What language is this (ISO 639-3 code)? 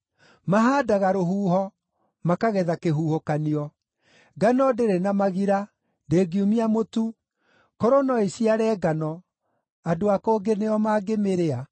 kik